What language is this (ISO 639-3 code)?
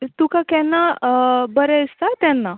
kok